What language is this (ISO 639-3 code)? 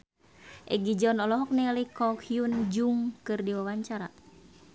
sun